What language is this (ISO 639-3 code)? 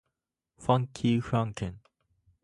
jpn